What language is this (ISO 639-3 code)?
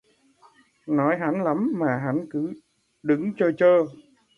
vie